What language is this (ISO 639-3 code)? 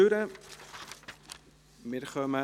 gsw